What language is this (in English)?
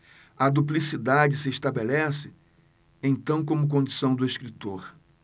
Portuguese